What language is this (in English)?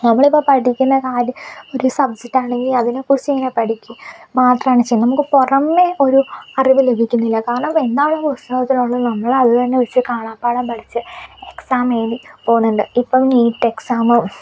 Malayalam